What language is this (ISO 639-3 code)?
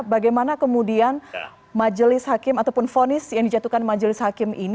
ind